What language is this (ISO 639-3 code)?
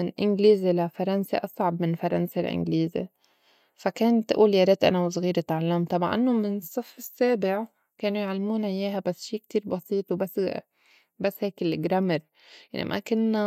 apc